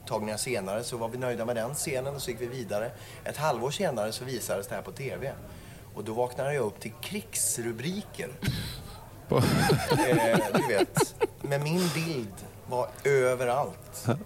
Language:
Swedish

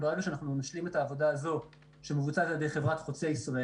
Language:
Hebrew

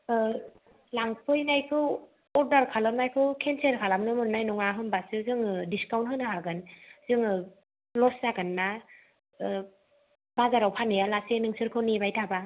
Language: Bodo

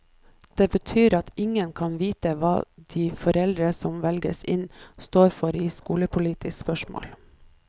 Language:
Norwegian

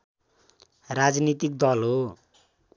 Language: Nepali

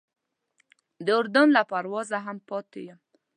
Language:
Pashto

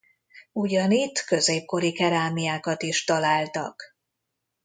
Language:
Hungarian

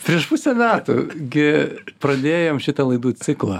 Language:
Lithuanian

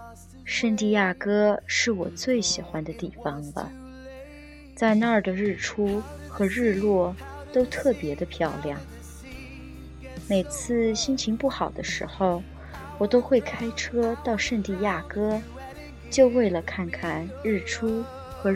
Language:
Chinese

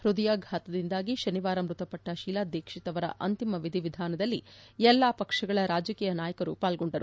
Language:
Kannada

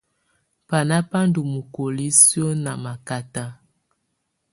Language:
Tunen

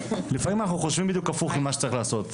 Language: Hebrew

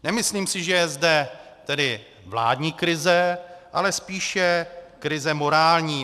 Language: Czech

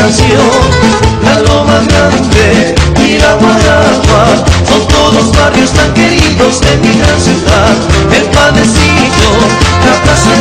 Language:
Romanian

